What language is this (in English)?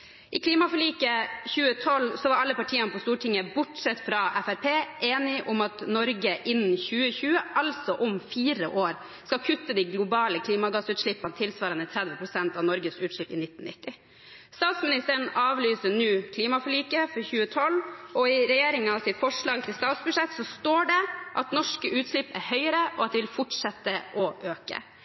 Norwegian Bokmål